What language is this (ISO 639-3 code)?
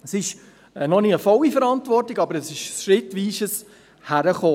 gsw